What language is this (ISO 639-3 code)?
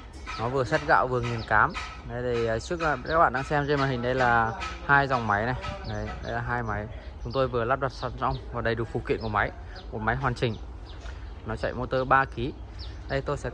vie